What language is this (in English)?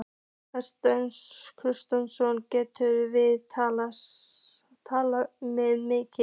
Icelandic